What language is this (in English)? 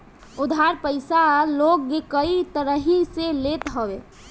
Bhojpuri